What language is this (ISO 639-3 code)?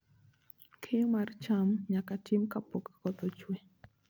luo